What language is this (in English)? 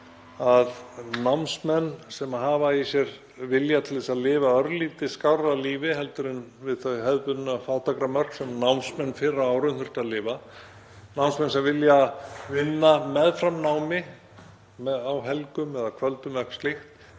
Icelandic